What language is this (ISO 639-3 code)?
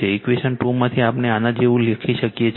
guj